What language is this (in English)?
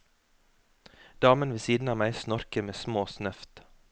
Norwegian